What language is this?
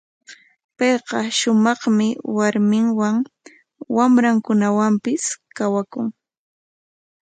Corongo Ancash Quechua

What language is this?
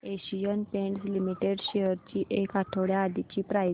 Marathi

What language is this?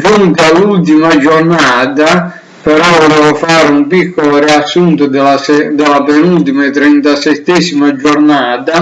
Italian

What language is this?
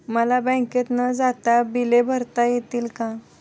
Marathi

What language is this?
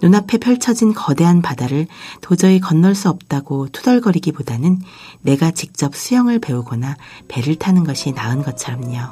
Korean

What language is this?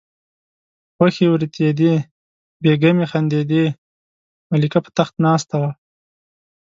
Pashto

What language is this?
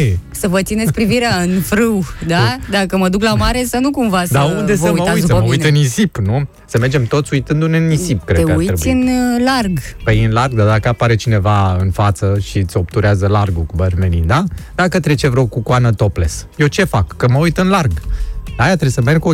Romanian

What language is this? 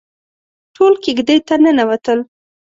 Pashto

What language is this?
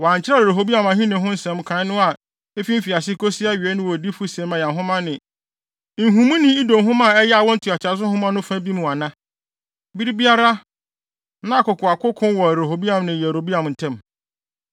Akan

